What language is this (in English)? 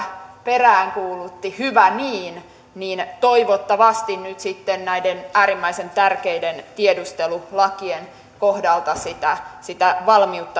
Finnish